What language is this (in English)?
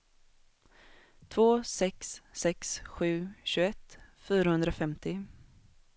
Swedish